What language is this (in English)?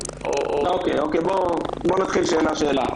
Hebrew